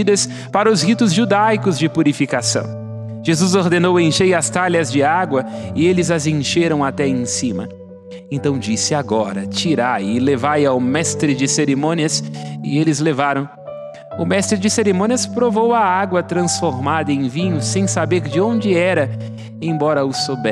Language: Portuguese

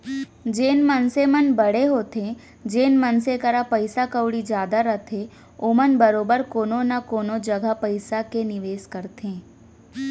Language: Chhattisgarhi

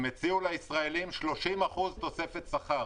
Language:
Hebrew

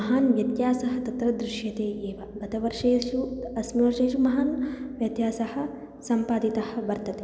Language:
Sanskrit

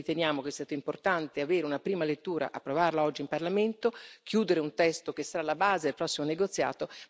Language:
Italian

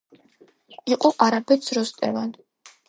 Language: Georgian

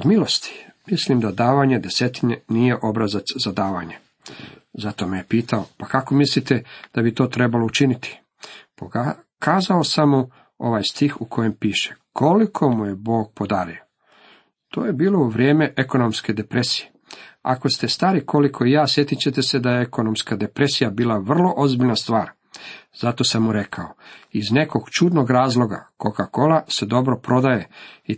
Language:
Croatian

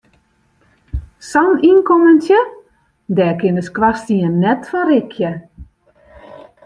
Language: Western Frisian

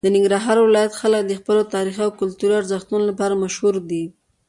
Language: Pashto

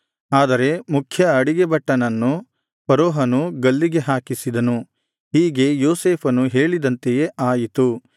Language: Kannada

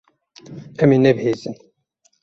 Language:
Kurdish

